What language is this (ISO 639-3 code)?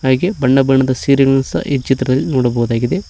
kan